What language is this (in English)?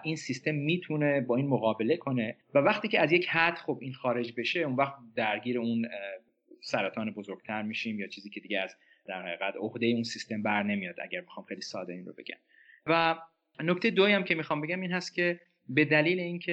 Persian